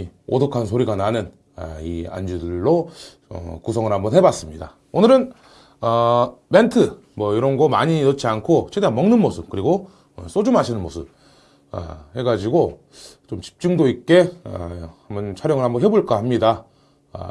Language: Korean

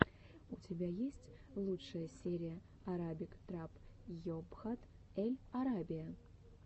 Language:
Russian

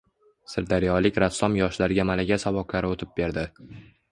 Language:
Uzbek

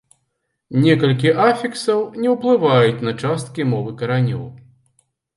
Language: Belarusian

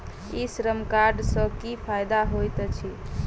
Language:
Maithili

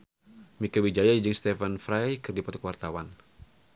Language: Sundanese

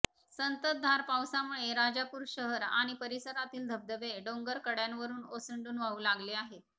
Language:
Marathi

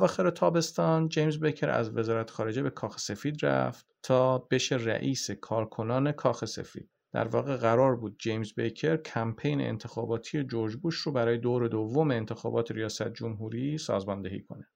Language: Persian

